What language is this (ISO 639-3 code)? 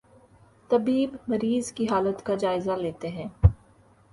urd